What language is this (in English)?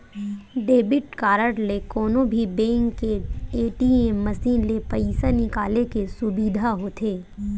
Chhattisgarhi